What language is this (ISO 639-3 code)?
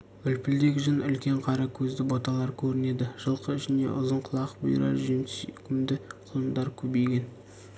kaz